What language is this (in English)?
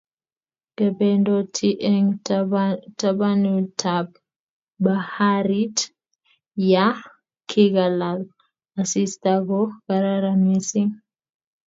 Kalenjin